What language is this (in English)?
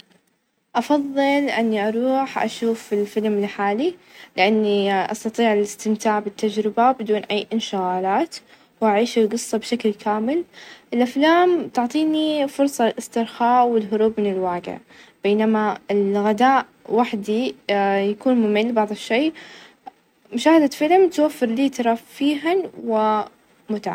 Najdi Arabic